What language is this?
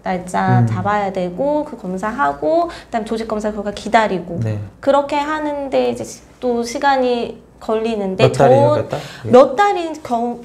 Korean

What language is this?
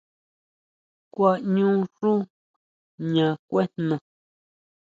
Huautla Mazatec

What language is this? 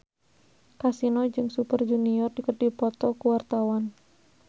Sundanese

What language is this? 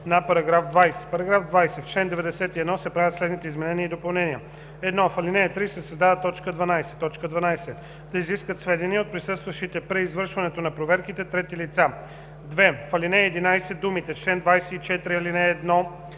Bulgarian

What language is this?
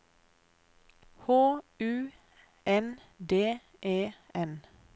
Norwegian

